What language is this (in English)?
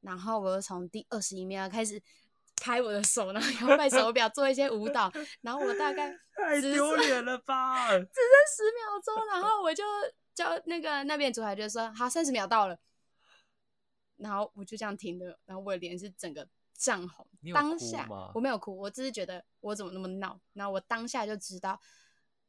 Chinese